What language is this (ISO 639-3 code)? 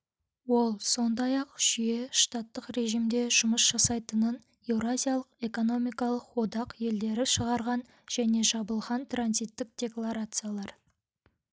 kaz